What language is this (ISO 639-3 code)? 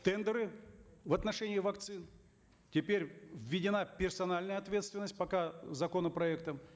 kaz